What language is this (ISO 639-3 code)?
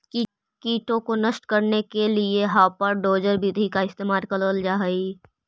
mag